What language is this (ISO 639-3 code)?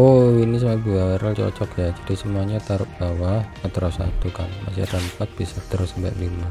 ind